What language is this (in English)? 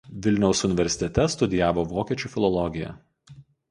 Lithuanian